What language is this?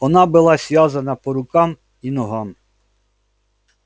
Russian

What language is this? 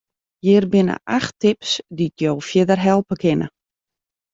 Western Frisian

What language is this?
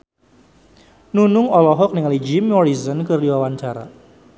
Sundanese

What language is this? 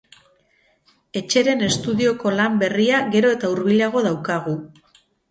Basque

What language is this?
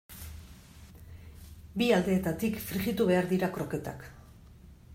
Basque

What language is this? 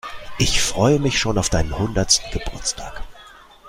German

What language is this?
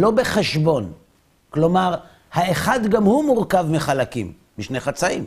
Hebrew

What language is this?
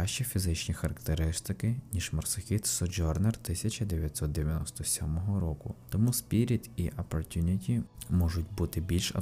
Ukrainian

